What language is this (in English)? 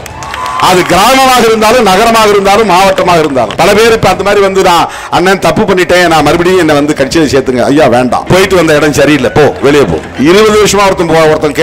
Arabic